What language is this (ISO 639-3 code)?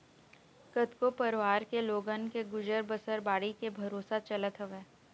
hne